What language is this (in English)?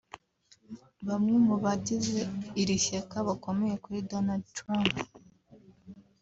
Kinyarwanda